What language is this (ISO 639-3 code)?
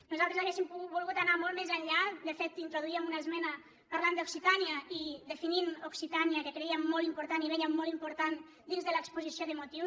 cat